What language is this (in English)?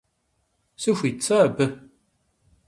Kabardian